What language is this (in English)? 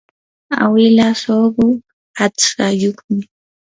Yanahuanca Pasco Quechua